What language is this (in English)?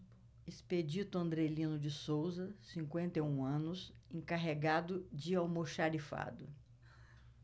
Portuguese